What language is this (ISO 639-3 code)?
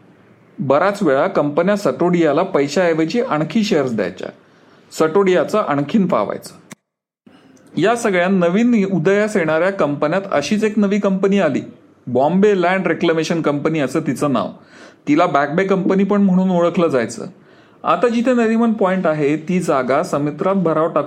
mar